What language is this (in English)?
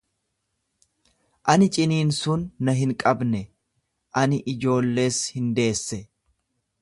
Oromo